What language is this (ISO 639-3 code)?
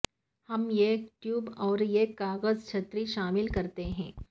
urd